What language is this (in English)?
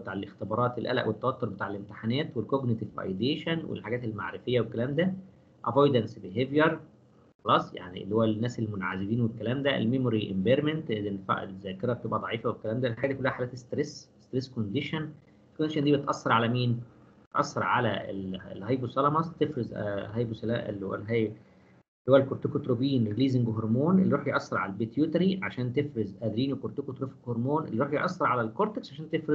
Arabic